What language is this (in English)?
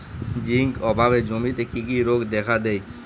Bangla